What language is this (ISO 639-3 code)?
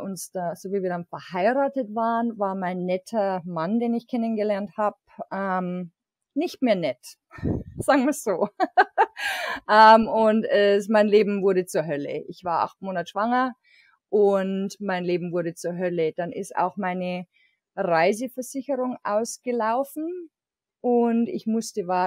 deu